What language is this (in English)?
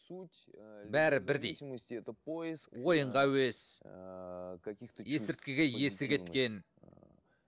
Kazakh